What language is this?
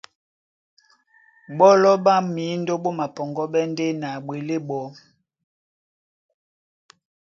Duala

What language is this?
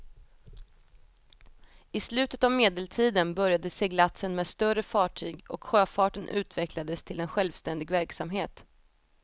Swedish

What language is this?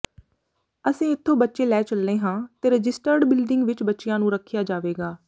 Punjabi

